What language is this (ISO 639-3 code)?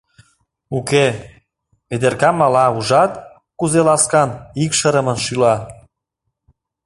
chm